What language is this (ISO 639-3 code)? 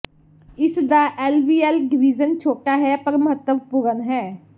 pan